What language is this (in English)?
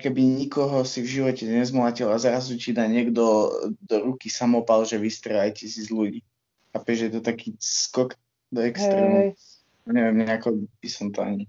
Slovak